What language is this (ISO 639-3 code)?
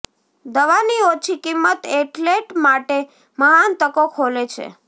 guj